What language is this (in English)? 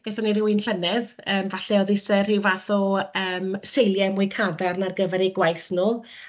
Welsh